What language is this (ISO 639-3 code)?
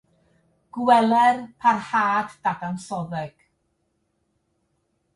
cym